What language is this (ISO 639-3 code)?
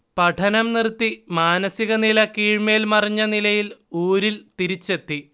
mal